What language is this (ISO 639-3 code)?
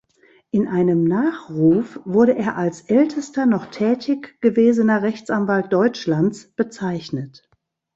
deu